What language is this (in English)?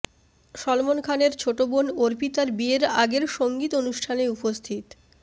Bangla